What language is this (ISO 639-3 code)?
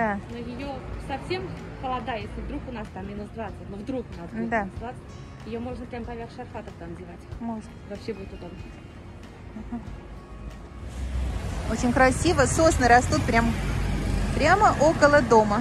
rus